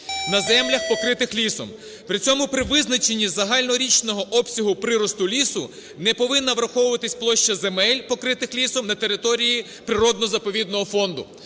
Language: Ukrainian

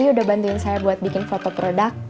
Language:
Indonesian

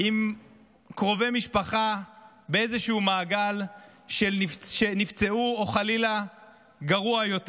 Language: Hebrew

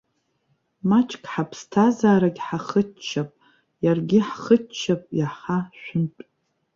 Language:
Abkhazian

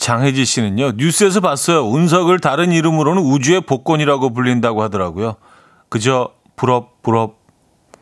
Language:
Korean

